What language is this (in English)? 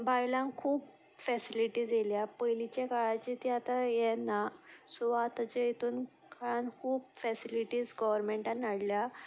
Konkani